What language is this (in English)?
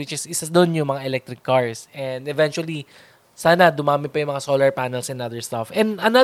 Filipino